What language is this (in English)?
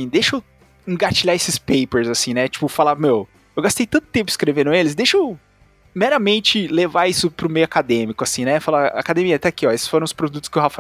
Portuguese